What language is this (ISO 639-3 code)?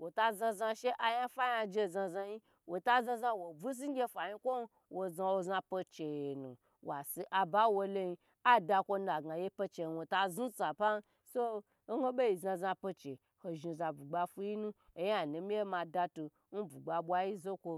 gbr